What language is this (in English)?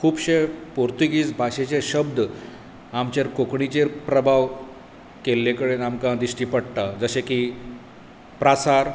Konkani